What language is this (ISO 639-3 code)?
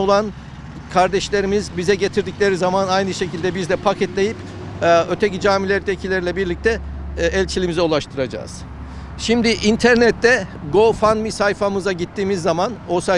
tur